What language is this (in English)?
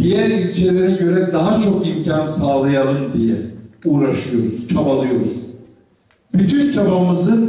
Turkish